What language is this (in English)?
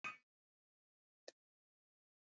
Icelandic